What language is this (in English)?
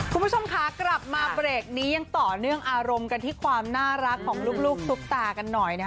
Thai